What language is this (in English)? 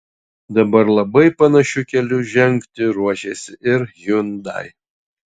Lithuanian